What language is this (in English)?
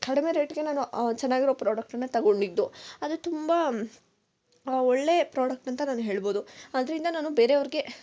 Kannada